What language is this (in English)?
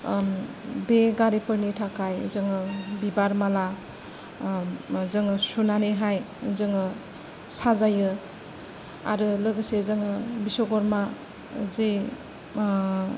Bodo